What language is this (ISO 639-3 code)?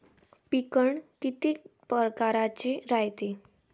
mar